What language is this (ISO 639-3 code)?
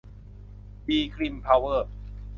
tha